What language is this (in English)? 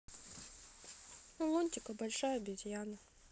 Russian